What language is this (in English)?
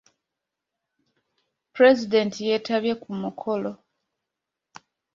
Ganda